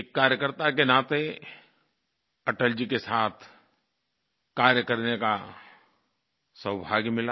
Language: Hindi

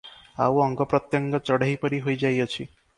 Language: Odia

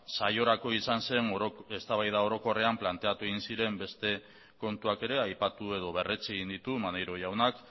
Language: Basque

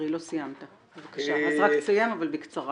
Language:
Hebrew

